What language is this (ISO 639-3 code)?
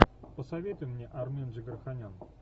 rus